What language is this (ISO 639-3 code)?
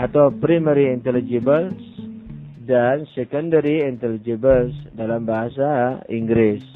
ind